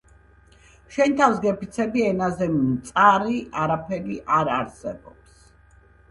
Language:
Georgian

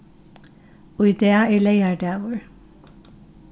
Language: Faroese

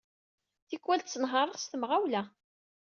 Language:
Kabyle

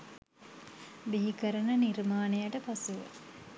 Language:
Sinhala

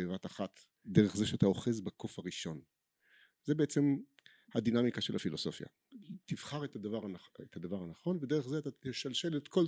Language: Hebrew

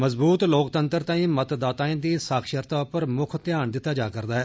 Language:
Dogri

